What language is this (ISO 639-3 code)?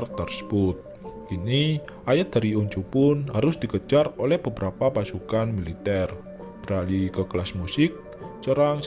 ind